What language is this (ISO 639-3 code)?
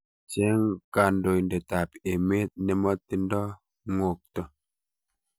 kln